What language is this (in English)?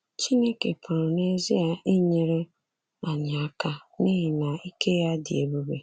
Igbo